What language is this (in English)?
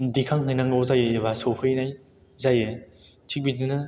Bodo